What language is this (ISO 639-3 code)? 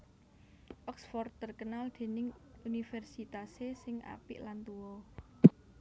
jav